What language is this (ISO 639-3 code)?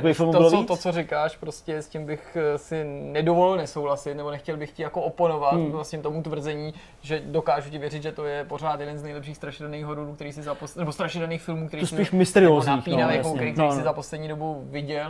ces